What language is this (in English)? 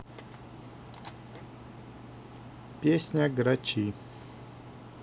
Russian